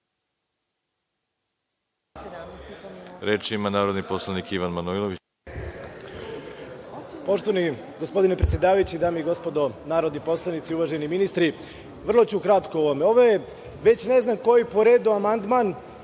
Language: Serbian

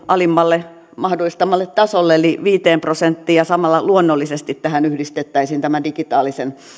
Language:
Finnish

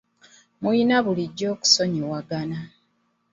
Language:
Ganda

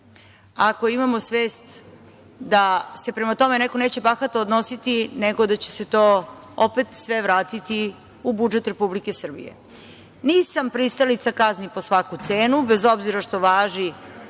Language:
Serbian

